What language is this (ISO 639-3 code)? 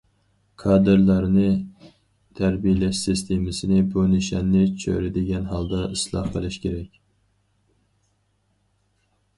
uig